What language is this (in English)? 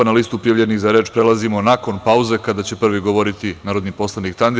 Serbian